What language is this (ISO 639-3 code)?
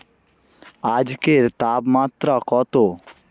ben